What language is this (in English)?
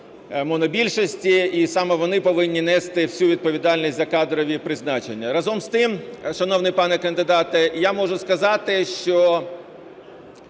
Ukrainian